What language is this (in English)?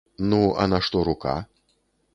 Belarusian